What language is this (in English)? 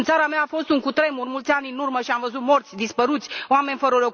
Romanian